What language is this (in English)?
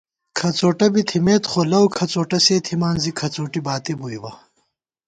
Gawar-Bati